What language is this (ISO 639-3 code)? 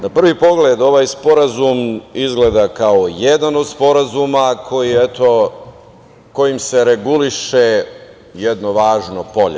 srp